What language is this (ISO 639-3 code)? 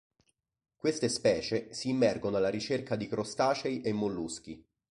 ita